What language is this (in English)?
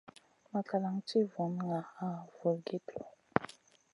Masana